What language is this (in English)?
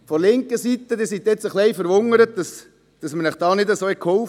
Swiss German